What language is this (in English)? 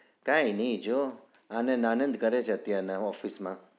Gujarati